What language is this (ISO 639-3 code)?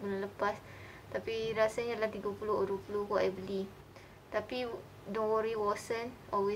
msa